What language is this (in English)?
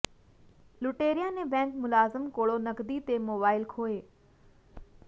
Punjabi